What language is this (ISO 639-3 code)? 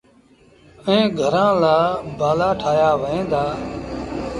sbn